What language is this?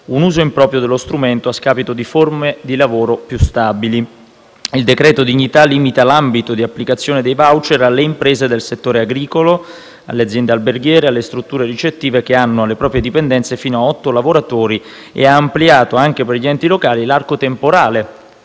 Italian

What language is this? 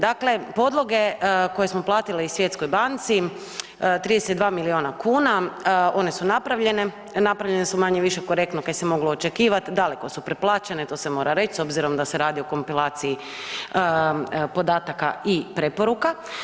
Croatian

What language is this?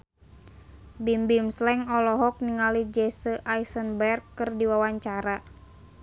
Sundanese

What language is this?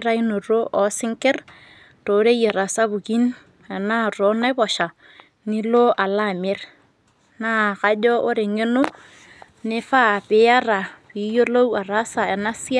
Masai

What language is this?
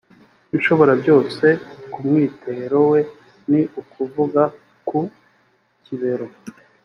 Kinyarwanda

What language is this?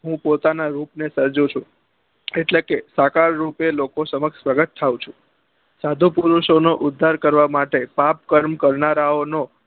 Gujarati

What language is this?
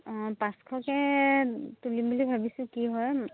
Assamese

